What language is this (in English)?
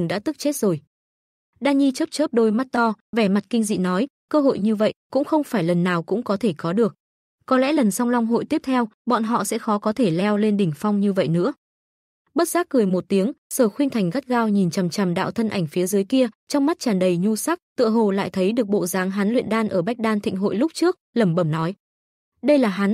Vietnamese